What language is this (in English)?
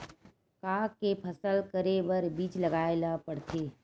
Chhattisgarhi